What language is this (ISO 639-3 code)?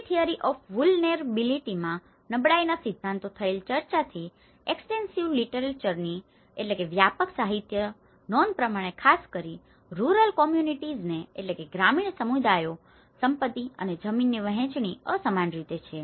guj